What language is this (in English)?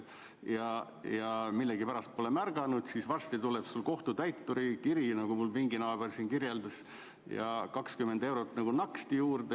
Estonian